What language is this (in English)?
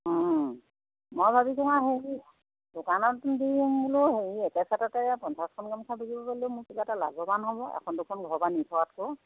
Assamese